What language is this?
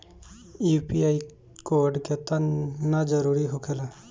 Bhojpuri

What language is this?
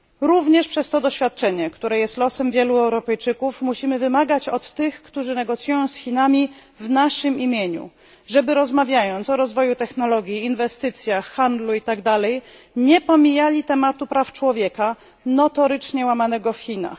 Polish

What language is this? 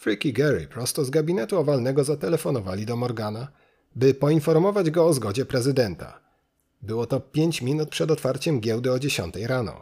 Polish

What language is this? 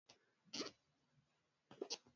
Swahili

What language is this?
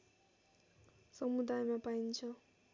Nepali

